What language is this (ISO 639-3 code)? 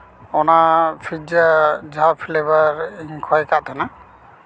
sat